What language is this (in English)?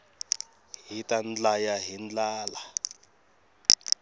Tsonga